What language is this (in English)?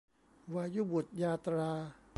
Thai